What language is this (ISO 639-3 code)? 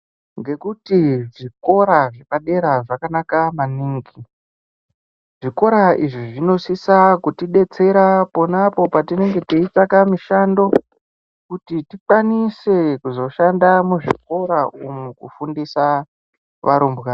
ndc